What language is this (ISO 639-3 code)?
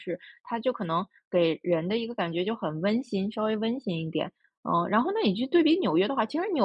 zho